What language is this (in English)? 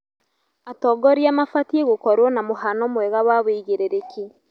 Kikuyu